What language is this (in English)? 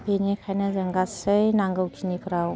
Bodo